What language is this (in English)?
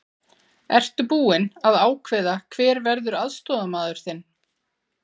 Icelandic